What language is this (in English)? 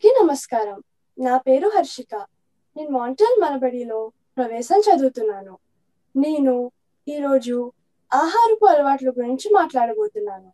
Telugu